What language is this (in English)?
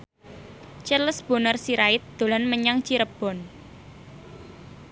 Javanese